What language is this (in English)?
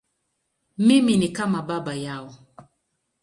Swahili